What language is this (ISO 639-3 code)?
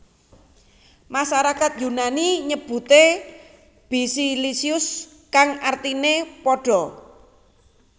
jav